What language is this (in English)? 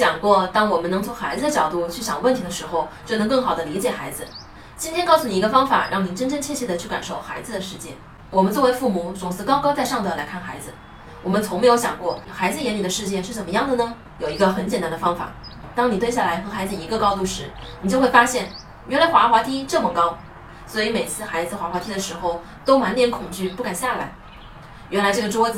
Chinese